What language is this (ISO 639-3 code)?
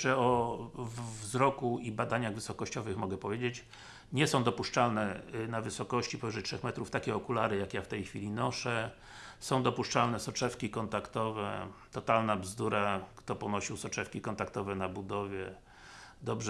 pol